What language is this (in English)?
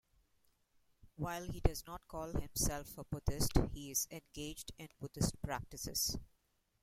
English